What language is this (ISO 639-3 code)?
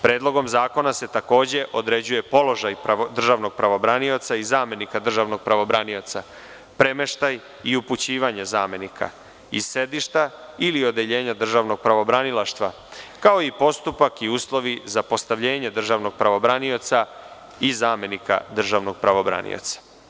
srp